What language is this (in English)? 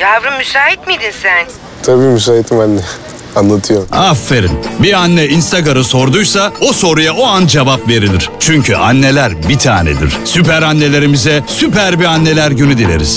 Turkish